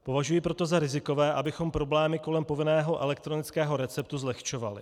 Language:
Czech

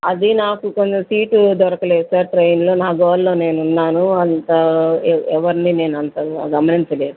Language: Telugu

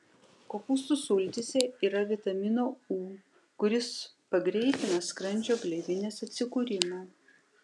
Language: Lithuanian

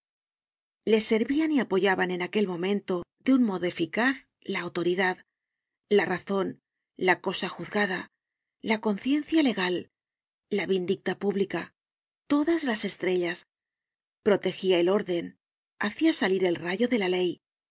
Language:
Spanish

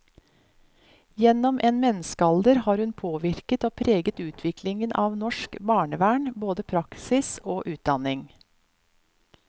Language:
Norwegian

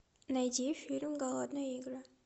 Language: Russian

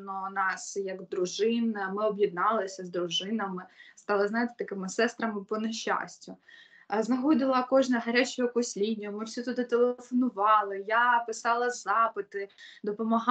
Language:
Ukrainian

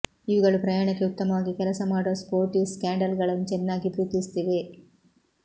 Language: Kannada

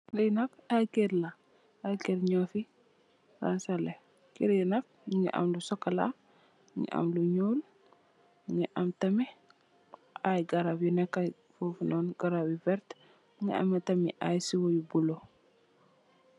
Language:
Wolof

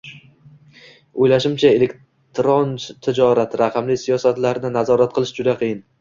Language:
Uzbek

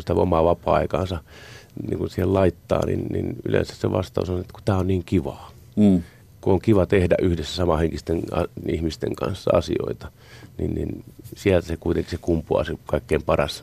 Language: Finnish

